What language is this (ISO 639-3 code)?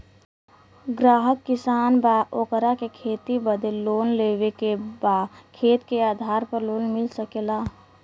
bho